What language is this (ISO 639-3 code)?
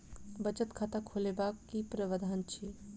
mai